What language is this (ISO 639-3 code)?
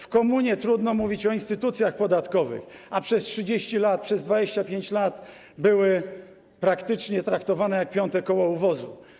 pol